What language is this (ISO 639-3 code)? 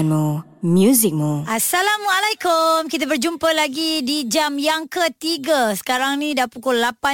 msa